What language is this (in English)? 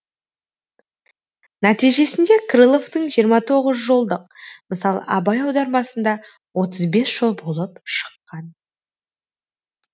Kazakh